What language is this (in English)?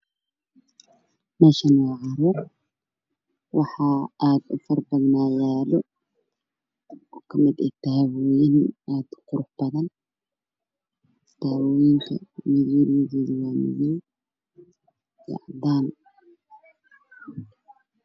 Somali